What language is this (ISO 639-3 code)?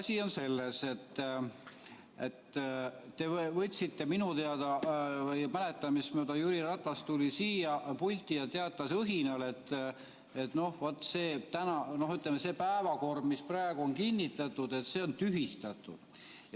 est